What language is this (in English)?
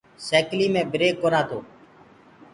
Gurgula